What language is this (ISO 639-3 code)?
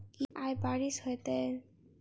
mai